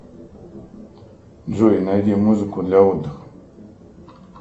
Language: Russian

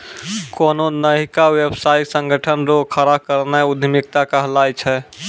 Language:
Maithili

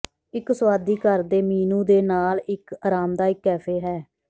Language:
Punjabi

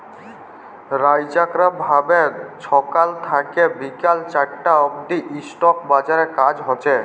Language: Bangla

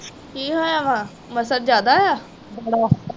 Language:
Punjabi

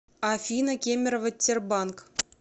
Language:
Russian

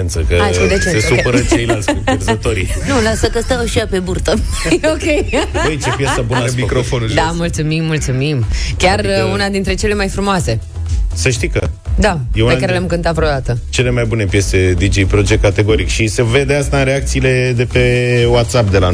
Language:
Romanian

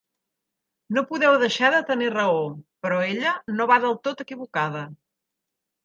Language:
Catalan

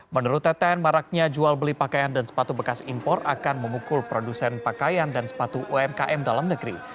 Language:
Indonesian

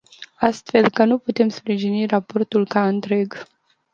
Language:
Romanian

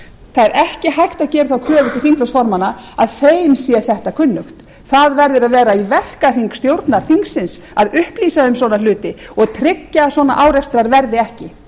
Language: Icelandic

